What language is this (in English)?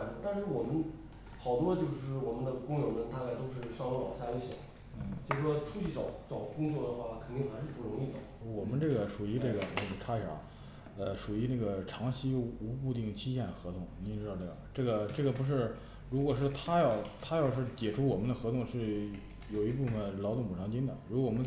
Chinese